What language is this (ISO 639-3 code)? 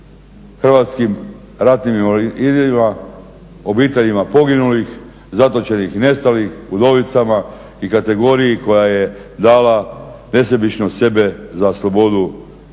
hrv